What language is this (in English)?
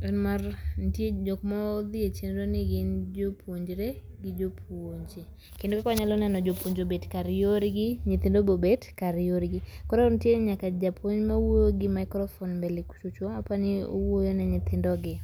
Luo (Kenya and Tanzania)